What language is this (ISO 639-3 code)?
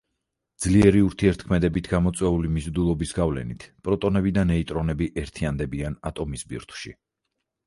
kat